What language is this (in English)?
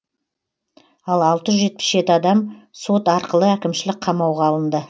Kazakh